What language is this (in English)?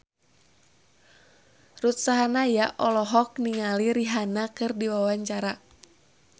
Sundanese